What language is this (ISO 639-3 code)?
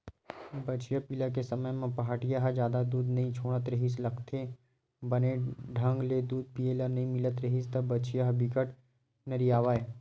hne